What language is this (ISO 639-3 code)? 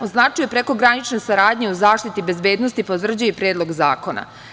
srp